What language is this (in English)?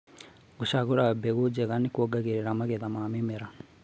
Kikuyu